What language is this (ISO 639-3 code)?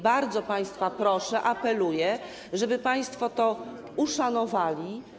pol